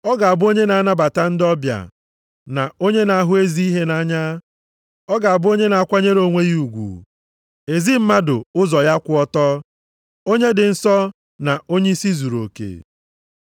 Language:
Igbo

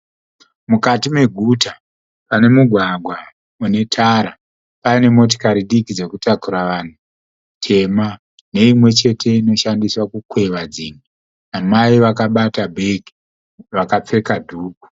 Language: Shona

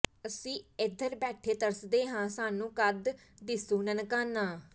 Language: Punjabi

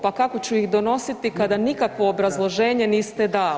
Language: Croatian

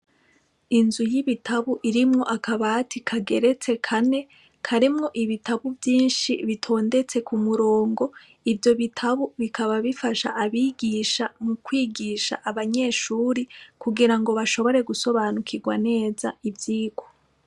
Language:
Rundi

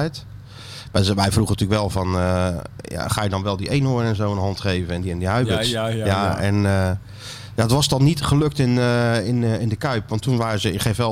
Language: Dutch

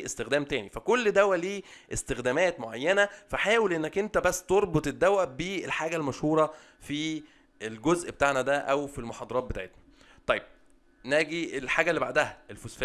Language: Arabic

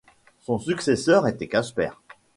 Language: French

